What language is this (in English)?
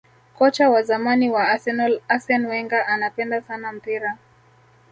Swahili